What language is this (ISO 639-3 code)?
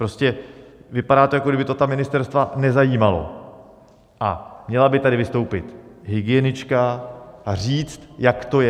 ces